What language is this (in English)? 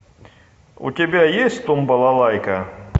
Russian